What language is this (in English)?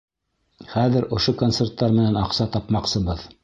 Bashkir